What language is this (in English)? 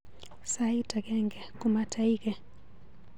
Kalenjin